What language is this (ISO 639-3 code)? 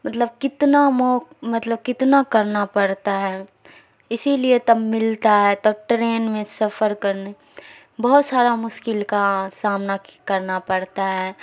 urd